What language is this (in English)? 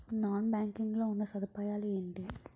Telugu